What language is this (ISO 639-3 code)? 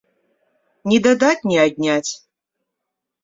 bel